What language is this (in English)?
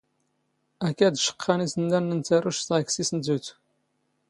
Standard Moroccan Tamazight